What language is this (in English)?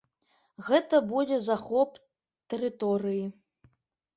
Belarusian